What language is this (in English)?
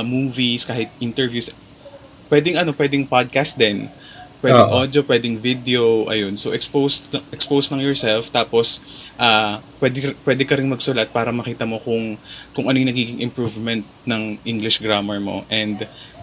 Filipino